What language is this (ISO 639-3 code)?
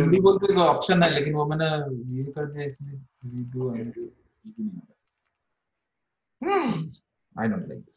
hin